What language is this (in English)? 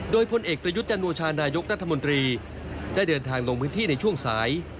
Thai